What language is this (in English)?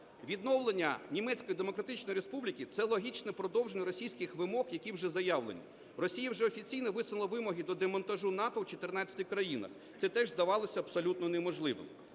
Ukrainian